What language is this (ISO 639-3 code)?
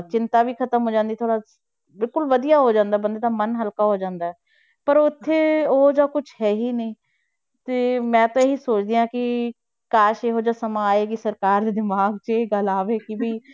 pan